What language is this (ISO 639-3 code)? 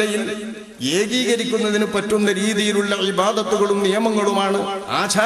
ara